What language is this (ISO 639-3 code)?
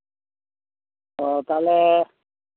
sat